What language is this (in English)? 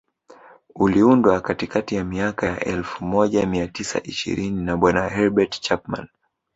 Swahili